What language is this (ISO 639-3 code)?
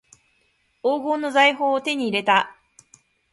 jpn